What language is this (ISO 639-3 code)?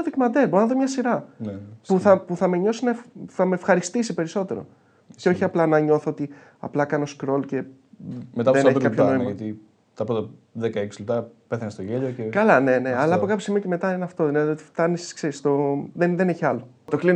ell